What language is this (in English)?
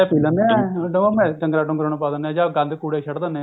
Punjabi